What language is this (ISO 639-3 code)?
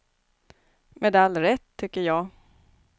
swe